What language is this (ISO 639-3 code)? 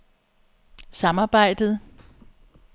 dan